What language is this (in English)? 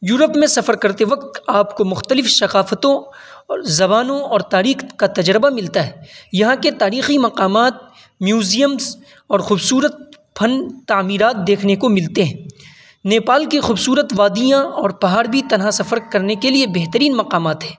Urdu